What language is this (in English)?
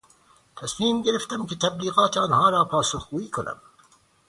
Persian